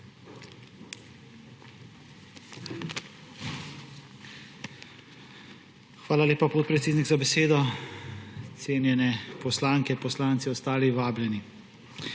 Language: Slovenian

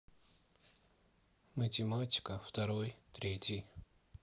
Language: Russian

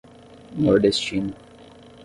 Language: Portuguese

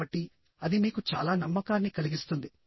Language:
Telugu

